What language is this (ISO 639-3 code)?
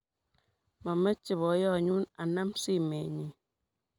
kln